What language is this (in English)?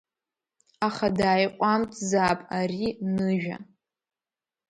Abkhazian